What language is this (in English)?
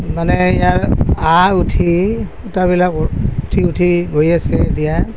Assamese